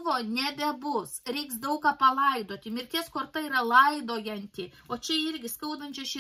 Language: Lithuanian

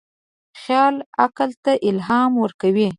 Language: Pashto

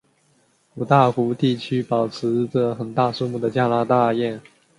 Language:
Chinese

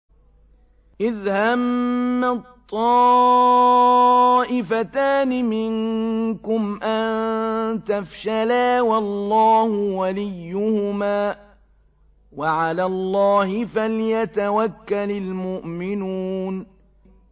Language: Arabic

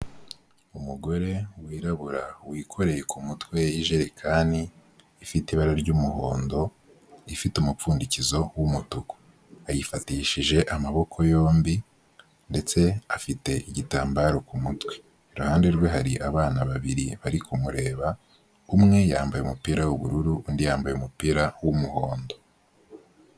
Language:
Kinyarwanda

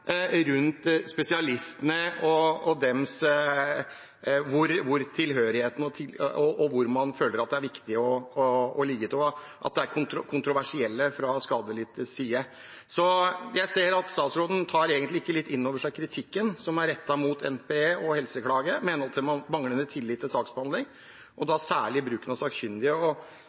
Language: Norwegian Bokmål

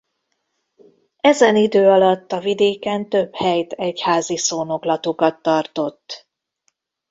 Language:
Hungarian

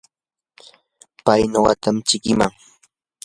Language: Yanahuanca Pasco Quechua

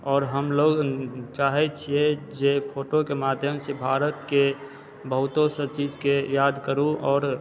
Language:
Maithili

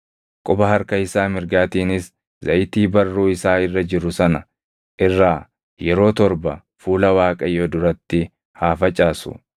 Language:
Oromo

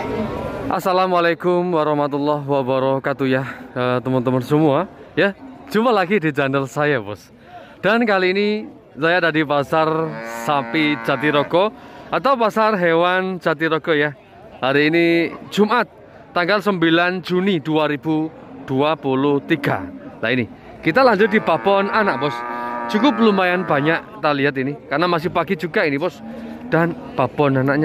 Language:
Indonesian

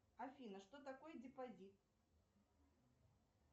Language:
Russian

